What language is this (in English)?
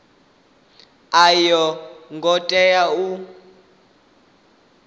Venda